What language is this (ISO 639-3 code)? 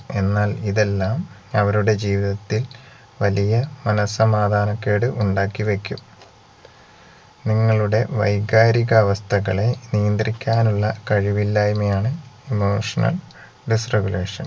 mal